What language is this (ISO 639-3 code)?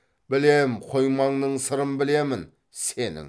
kaz